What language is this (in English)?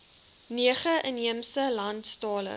Afrikaans